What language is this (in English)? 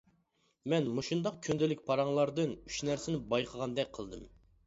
Uyghur